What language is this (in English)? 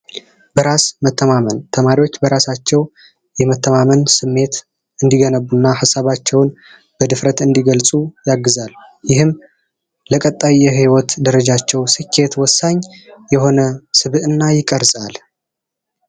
Amharic